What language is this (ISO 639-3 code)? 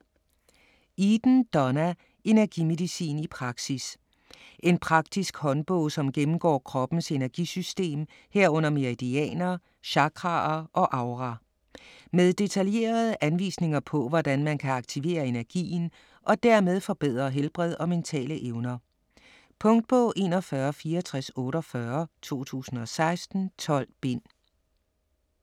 dan